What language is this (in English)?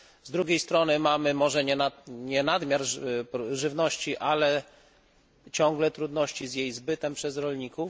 Polish